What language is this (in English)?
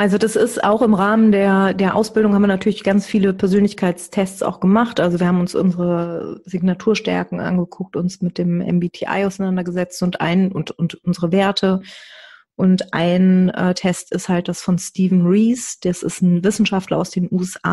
German